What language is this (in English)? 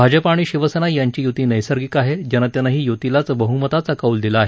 Marathi